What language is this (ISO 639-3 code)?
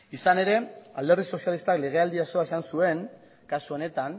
eus